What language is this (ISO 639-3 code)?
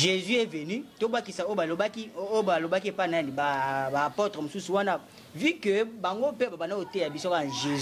fra